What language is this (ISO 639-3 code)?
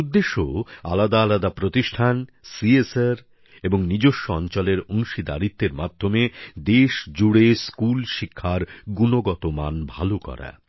ben